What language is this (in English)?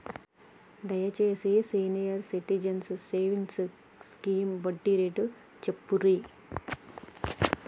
Telugu